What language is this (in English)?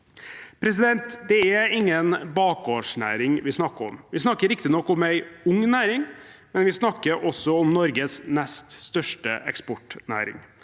Norwegian